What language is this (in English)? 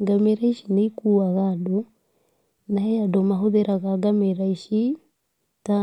Kikuyu